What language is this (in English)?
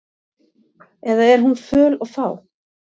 Icelandic